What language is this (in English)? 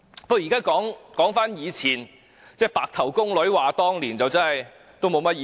Cantonese